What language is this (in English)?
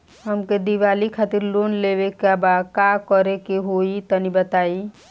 Bhojpuri